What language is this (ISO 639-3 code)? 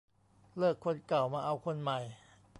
tha